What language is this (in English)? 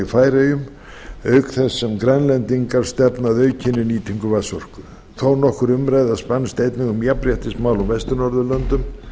Icelandic